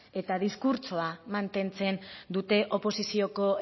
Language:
Basque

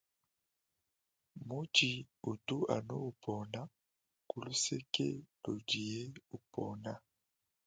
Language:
Luba-Lulua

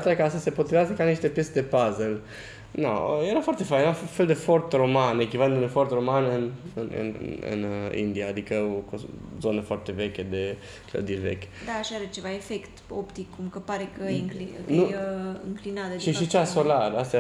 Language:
Romanian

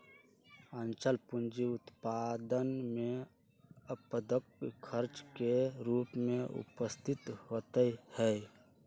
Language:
Magahi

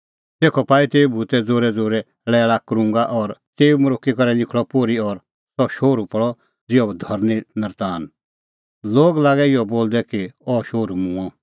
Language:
Kullu Pahari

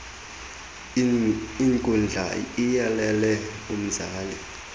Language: Xhosa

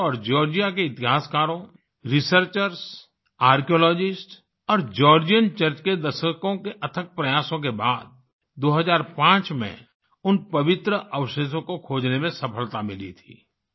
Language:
Hindi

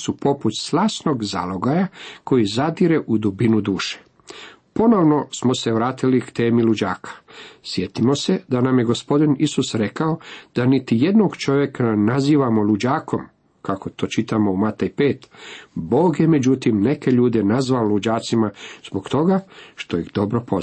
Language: Croatian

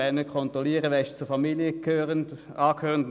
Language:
Swiss German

